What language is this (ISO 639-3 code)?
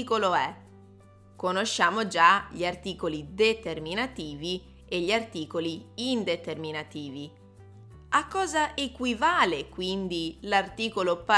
ita